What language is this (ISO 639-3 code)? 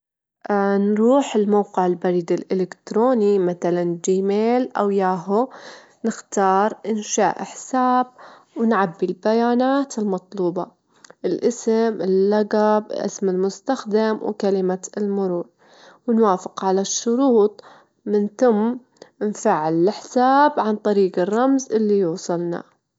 afb